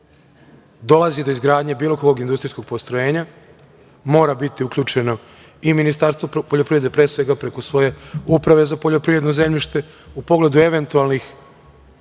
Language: Serbian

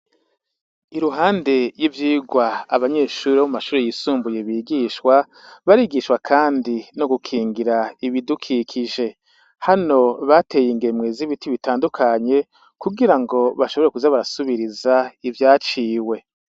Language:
Rundi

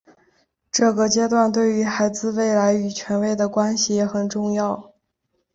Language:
Chinese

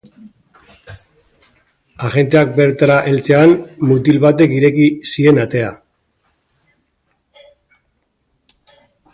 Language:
Basque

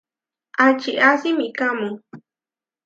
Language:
Huarijio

